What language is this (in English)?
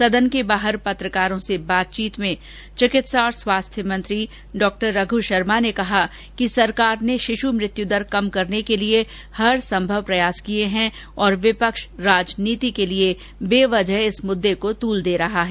Hindi